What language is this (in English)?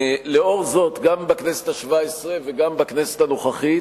Hebrew